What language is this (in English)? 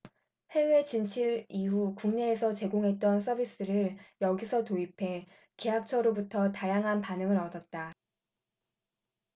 Korean